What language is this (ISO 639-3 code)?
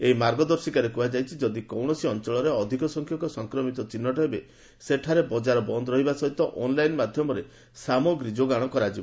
ori